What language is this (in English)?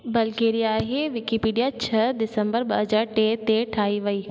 Sindhi